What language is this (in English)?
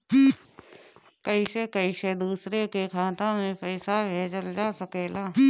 Bhojpuri